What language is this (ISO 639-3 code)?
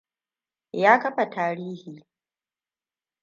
hau